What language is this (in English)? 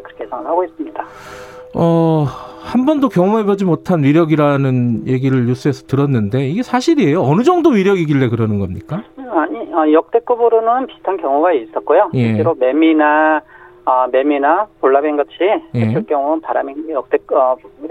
Korean